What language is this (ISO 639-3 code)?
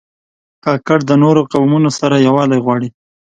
pus